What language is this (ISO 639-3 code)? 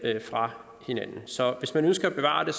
dan